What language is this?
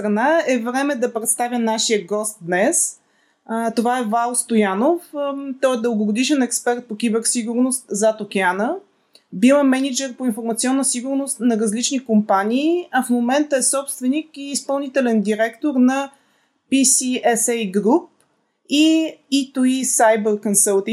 Bulgarian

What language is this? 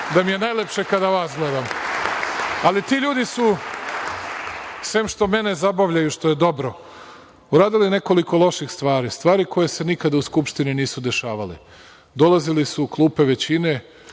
Serbian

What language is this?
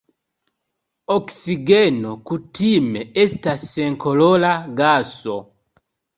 Esperanto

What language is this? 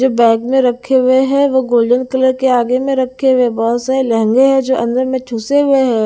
Hindi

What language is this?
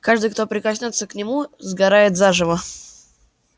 Russian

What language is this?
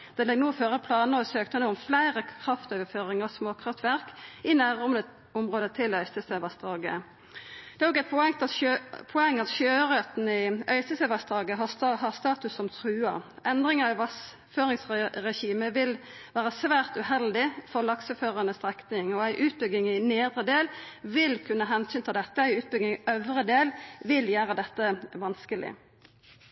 Norwegian Nynorsk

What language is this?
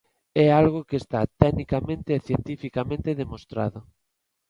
Galician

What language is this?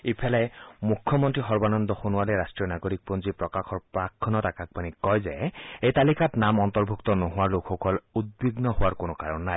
Assamese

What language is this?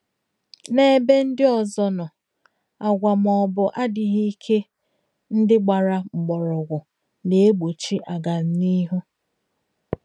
Igbo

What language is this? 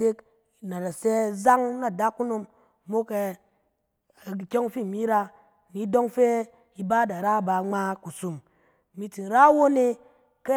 Cen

